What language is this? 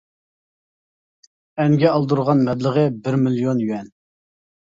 Uyghur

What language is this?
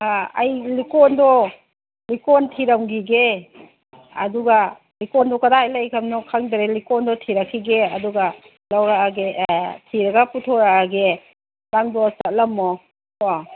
Manipuri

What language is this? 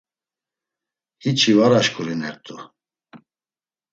Laz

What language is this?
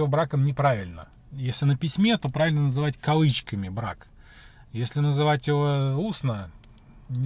Russian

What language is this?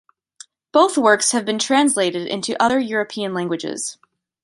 English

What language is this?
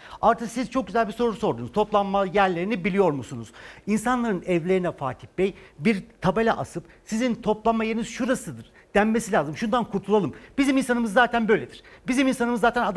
Turkish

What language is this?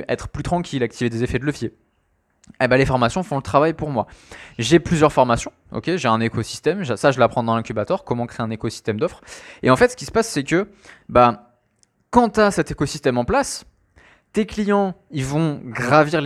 French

